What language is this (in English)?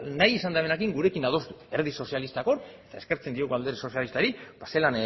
Basque